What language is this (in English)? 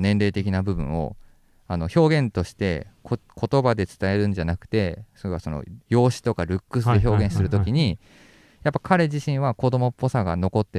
Japanese